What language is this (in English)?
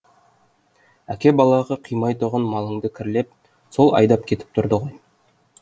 Kazakh